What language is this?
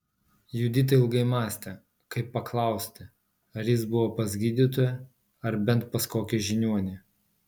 Lithuanian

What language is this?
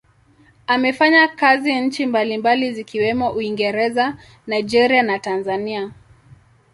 Swahili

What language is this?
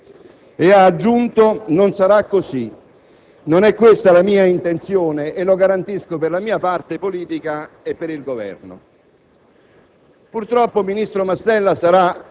Italian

